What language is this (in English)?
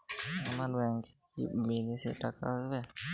Bangla